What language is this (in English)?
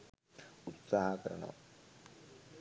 Sinhala